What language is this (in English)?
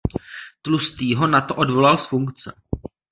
Czech